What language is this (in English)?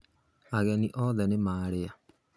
Kikuyu